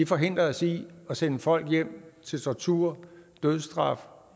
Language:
Danish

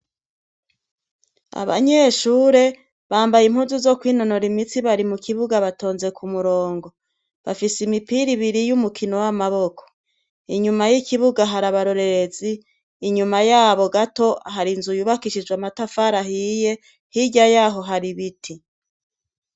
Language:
Rundi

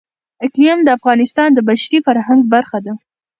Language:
Pashto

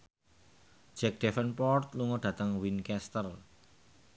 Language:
Javanese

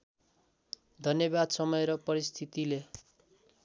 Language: Nepali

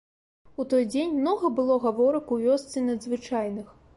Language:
Belarusian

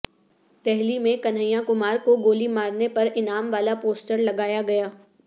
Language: Urdu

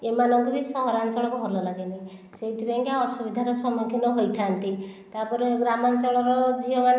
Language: Odia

